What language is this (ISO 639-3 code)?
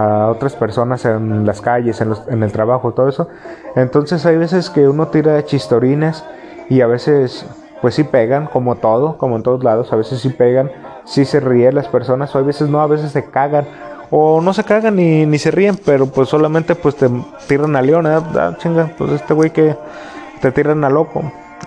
spa